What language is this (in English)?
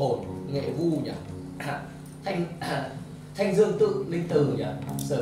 Vietnamese